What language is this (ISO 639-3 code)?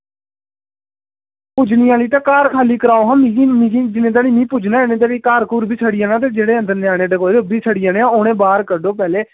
doi